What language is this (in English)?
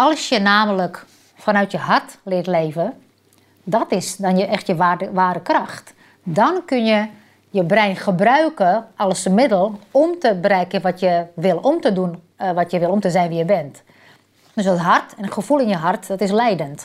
Dutch